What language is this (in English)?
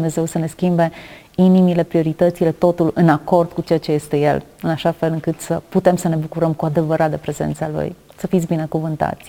Romanian